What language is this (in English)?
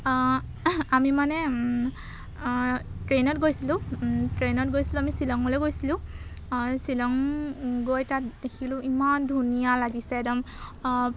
Assamese